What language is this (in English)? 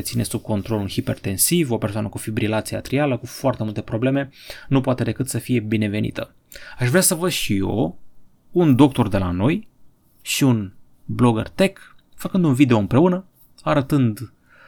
Romanian